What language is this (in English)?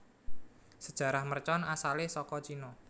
Javanese